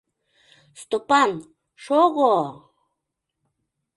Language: Mari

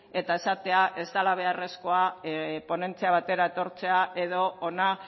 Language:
Basque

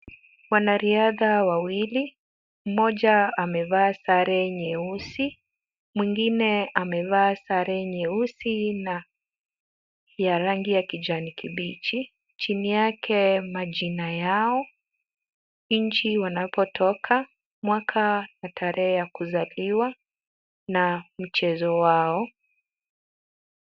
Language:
Swahili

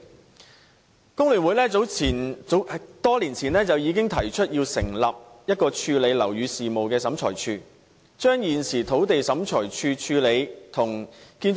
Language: Cantonese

